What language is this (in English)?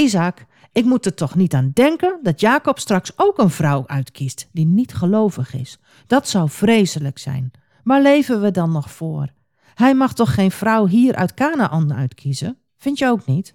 Dutch